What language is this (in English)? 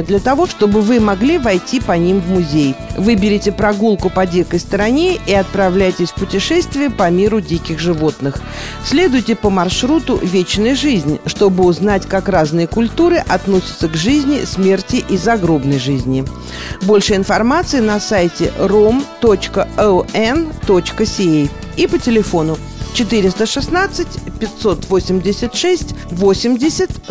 Russian